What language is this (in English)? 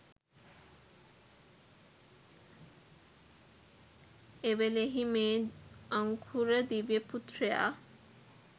Sinhala